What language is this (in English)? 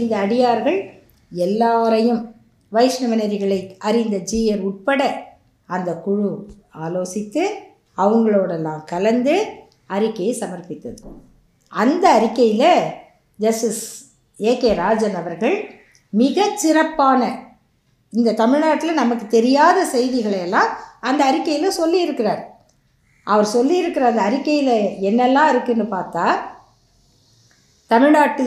Tamil